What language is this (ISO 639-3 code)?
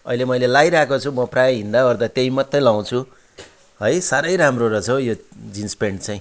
nep